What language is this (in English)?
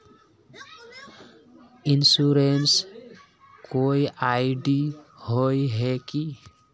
Magahi